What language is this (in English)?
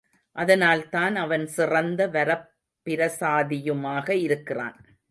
Tamil